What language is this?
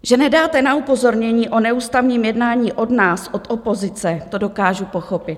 Czech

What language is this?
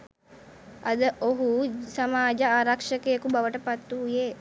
Sinhala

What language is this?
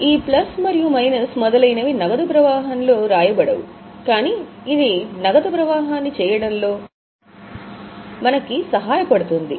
Telugu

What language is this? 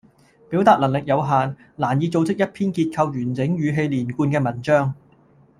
Cantonese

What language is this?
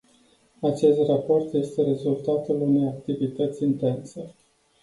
Romanian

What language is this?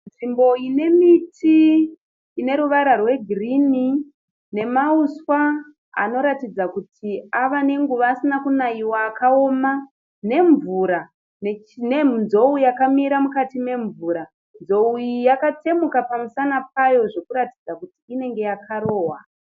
Shona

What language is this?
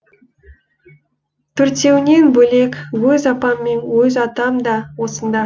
Kazakh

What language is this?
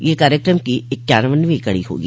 Hindi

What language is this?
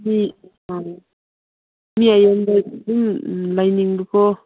Manipuri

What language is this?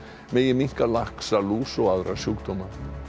Icelandic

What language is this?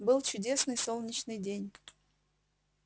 Russian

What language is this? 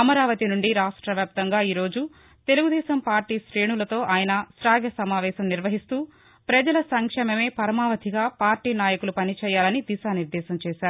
Telugu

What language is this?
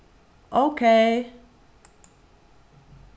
Faroese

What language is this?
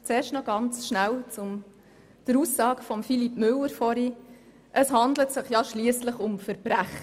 Swiss German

